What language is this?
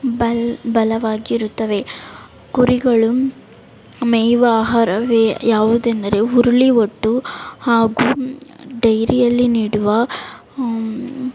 Kannada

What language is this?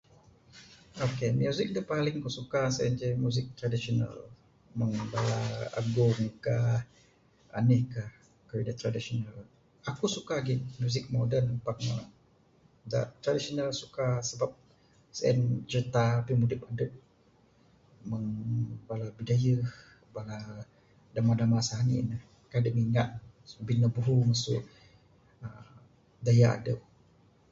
Bukar-Sadung Bidayuh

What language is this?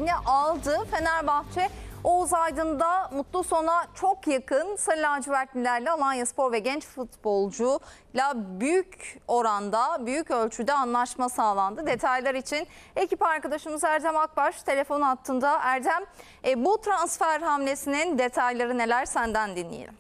Turkish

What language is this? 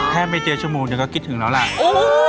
Thai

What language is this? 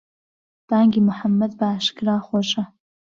Central Kurdish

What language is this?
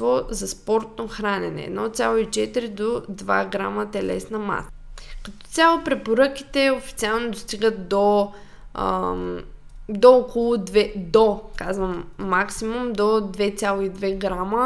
Bulgarian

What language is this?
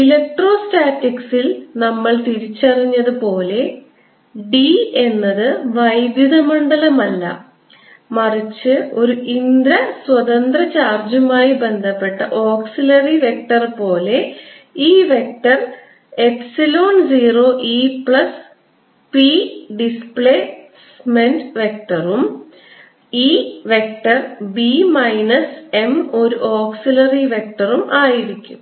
Malayalam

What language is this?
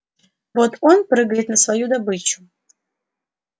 Russian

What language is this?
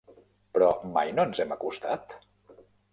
Catalan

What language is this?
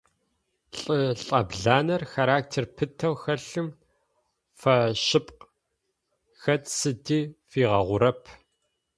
Adyghe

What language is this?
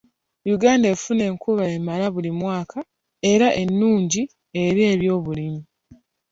Ganda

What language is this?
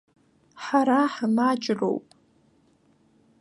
Abkhazian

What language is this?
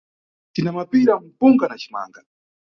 Nyungwe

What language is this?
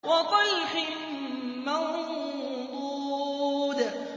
Arabic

